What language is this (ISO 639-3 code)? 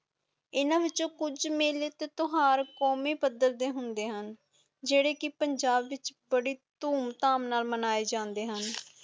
pan